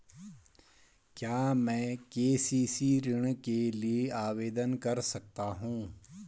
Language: Hindi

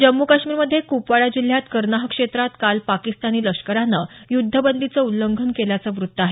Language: Marathi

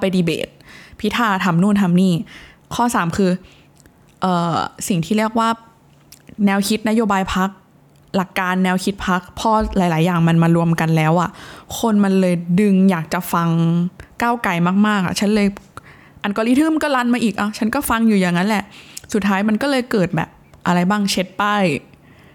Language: Thai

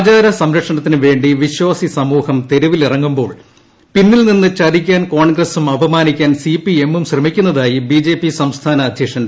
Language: Malayalam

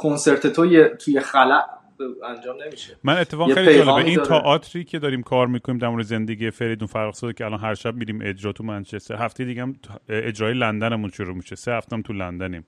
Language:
Persian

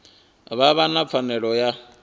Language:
Venda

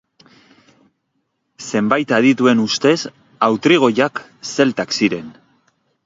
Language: Basque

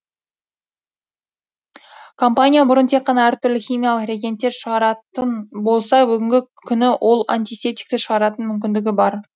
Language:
Kazakh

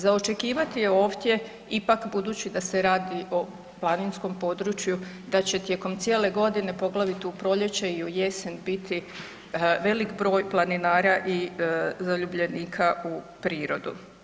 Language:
Croatian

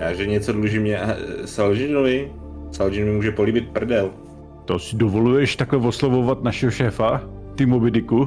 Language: Czech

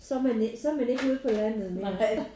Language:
Danish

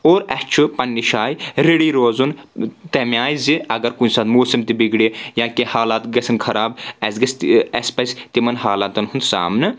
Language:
Kashmiri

